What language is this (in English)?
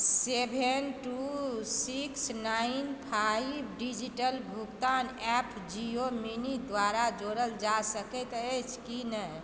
Maithili